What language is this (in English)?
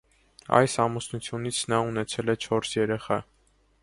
Armenian